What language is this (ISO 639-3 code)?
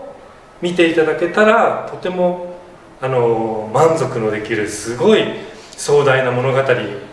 jpn